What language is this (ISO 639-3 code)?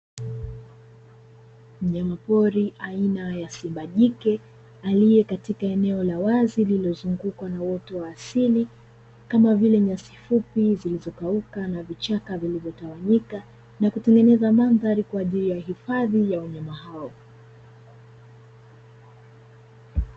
swa